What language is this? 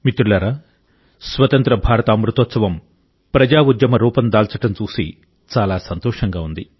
Telugu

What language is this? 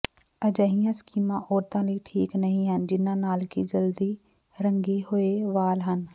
Punjabi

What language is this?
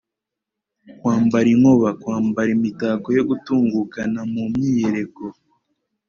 Kinyarwanda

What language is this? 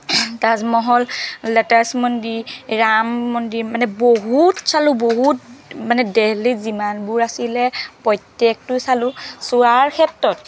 Assamese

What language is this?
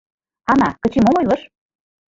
Mari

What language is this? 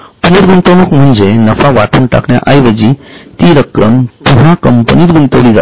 Marathi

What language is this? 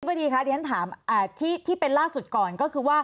Thai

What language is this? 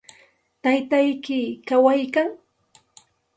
Santa Ana de Tusi Pasco Quechua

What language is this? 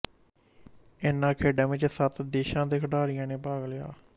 Punjabi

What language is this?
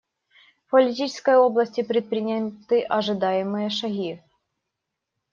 Russian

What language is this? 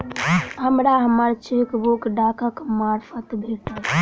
Maithili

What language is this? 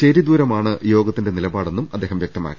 Malayalam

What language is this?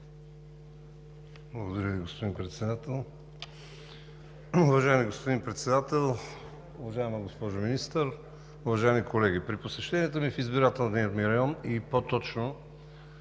Bulgarian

